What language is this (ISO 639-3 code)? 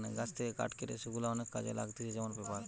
ben